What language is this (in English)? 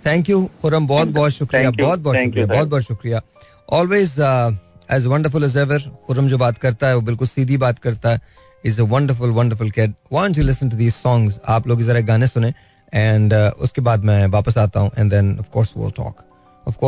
Hindi